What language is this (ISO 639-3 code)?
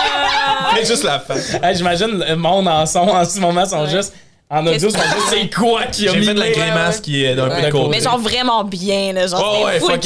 fra